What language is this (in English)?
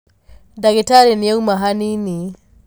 Kikuyu